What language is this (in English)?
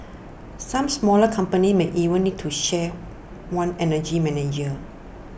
English